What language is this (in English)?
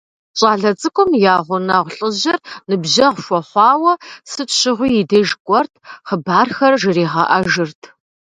Kabardian